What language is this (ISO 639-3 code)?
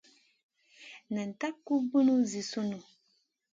mcn